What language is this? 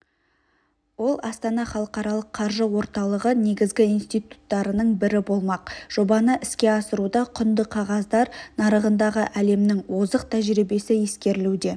Kazakh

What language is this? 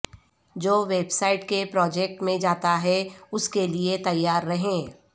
Urdu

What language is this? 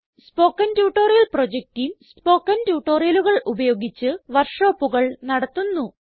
Malayalam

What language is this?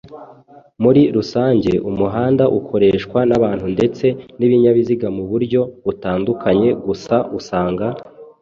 Kinyarwanda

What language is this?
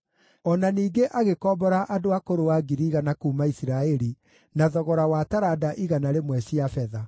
Kikuyu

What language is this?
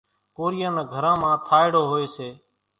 Kachi Koli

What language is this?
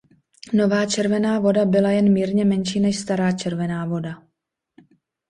Czech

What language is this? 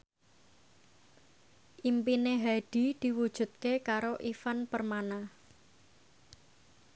Javanese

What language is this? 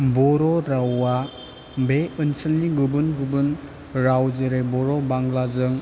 Bodo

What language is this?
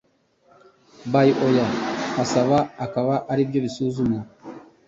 Kinyarwanda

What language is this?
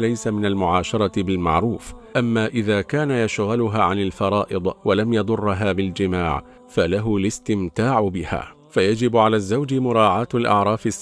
Arabic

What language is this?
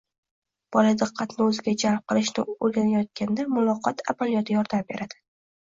Uzbek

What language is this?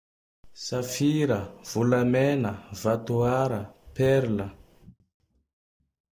Tandroy-Mahafaly Malagasy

